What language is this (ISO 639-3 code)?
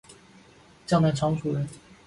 zho